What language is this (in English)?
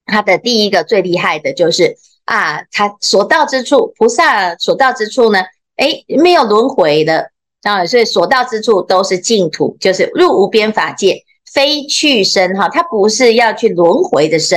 Chinese